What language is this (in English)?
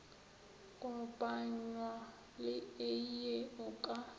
Northern Sotho